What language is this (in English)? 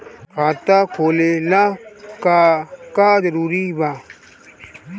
Bhojpuri